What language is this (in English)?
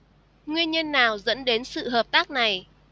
Vietnamese